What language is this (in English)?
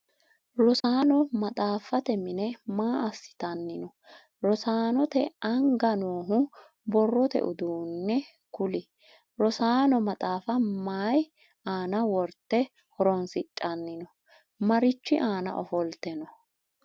Sidamo